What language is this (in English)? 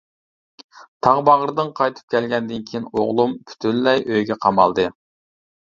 Uyghur